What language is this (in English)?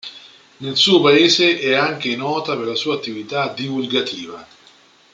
Italian